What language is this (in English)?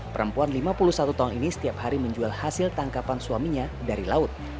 Indonesian